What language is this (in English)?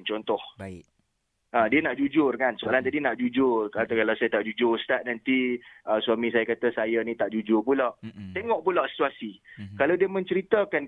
Malay